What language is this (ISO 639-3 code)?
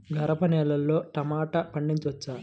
tel